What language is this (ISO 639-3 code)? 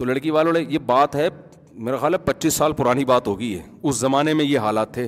urd